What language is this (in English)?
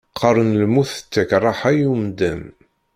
Kabyle